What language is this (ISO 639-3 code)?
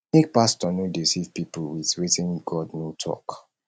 pcm